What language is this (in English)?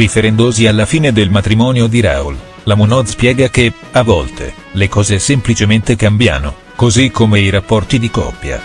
Italian